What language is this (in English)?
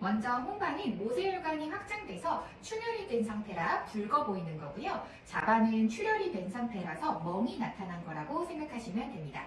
Korean